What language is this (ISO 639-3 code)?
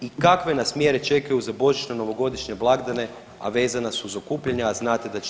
hrv